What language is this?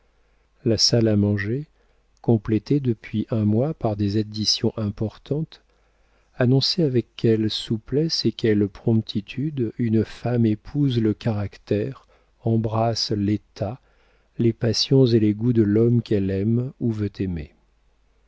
French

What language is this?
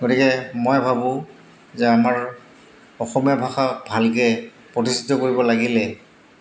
Assamese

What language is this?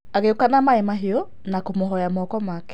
Kikuyu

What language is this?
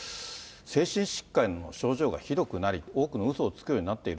Japanese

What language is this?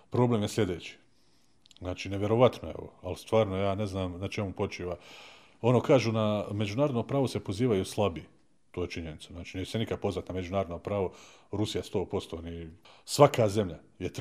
Croatian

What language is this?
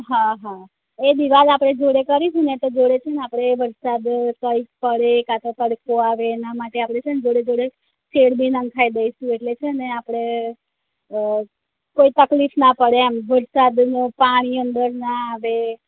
Gujarati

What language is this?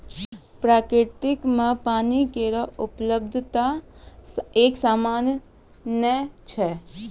Maithili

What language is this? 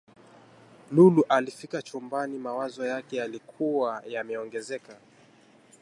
Swahili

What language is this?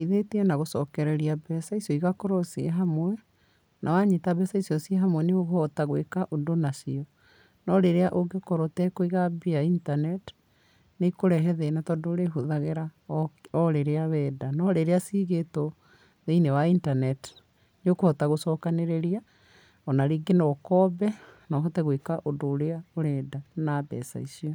Kikuyu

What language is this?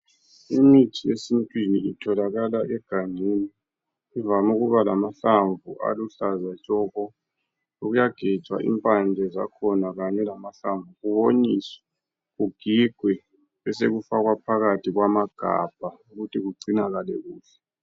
North Ndebele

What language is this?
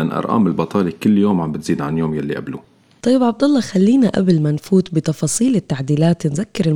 Arabic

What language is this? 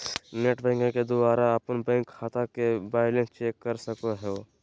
Magahi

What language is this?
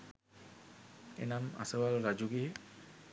Sinhala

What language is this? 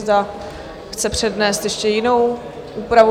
Czech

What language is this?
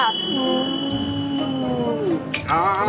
Thai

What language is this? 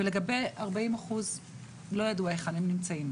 Hebrew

